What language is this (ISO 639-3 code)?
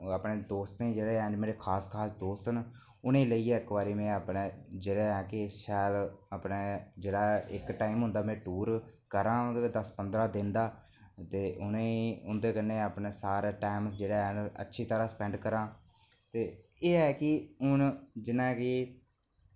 doi